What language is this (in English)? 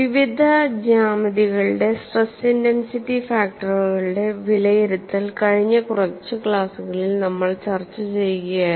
Malayalam